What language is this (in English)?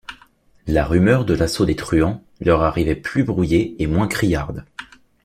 French